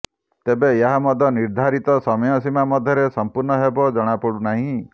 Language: Odia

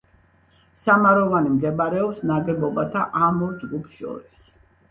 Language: Georgian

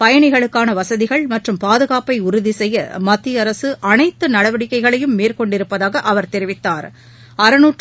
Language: Tamil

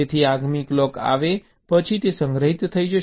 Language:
Gujarati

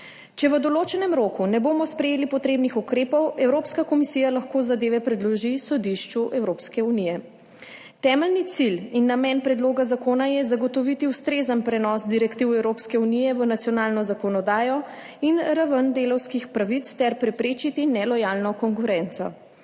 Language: Slovenian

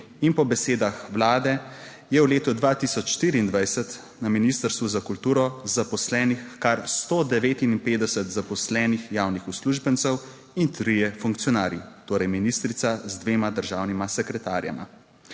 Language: Slovenian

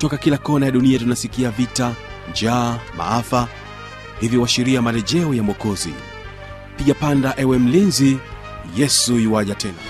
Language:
Swahili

